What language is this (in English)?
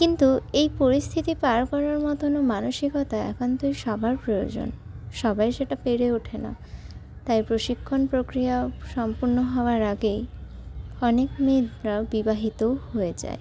Bangla